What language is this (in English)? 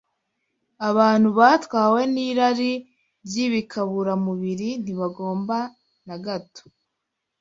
Kinyarwanda